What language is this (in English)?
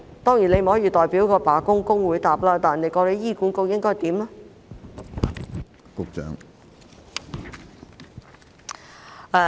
Cantonese